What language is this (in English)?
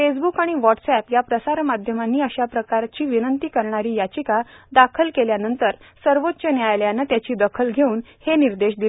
Marathi